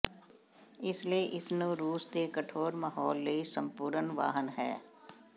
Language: Punjabi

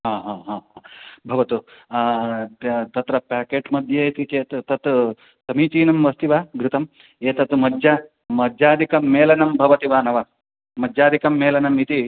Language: Sanskrit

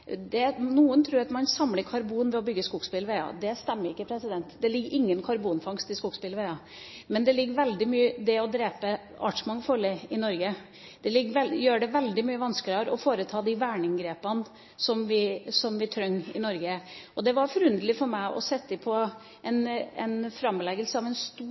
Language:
Norwegian Bokmål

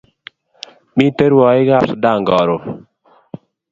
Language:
Kalenjin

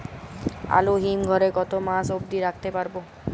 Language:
Bangla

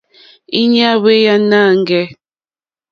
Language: Mokpwe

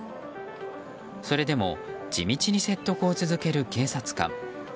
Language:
Japanese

